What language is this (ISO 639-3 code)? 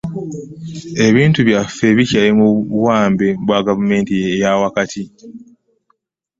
lug